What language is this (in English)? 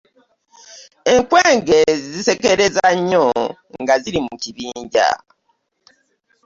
Ganda